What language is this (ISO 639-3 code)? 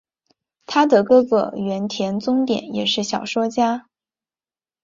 zho